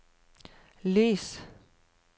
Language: Norwegian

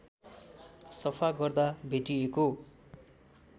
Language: Nepali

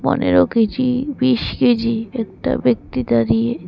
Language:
Bangla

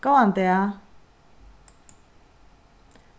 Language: Faroese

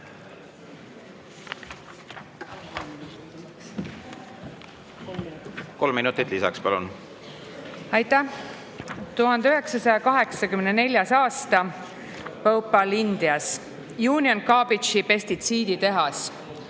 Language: Estonian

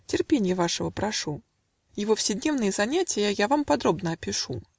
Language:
Russian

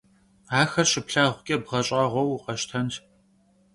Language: Kabardian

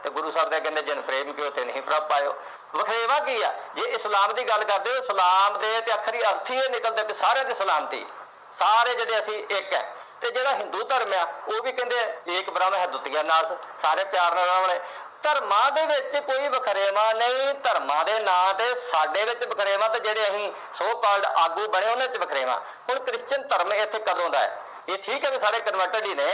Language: Punjabi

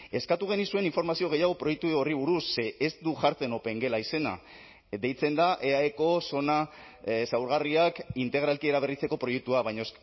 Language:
Basque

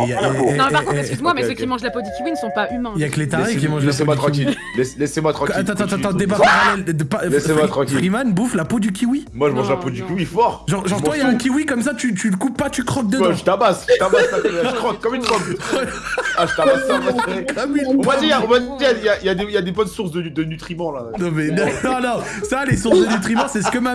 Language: French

